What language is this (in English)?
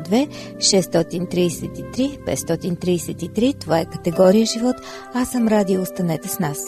Bulgarian